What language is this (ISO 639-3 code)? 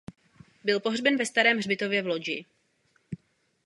ces